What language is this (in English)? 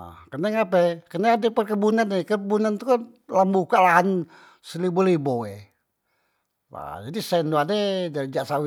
Musi